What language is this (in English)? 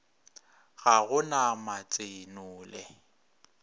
Northern Sotho